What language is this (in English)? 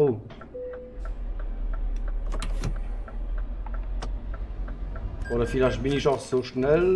German